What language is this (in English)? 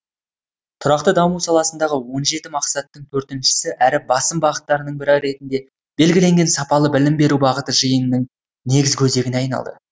Kazakh